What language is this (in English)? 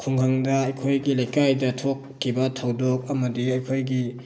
Manipuri